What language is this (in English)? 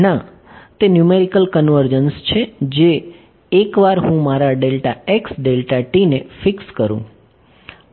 Gujarati